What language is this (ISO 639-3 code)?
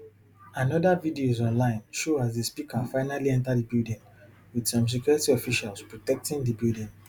pcm